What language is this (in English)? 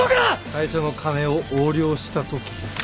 Japanese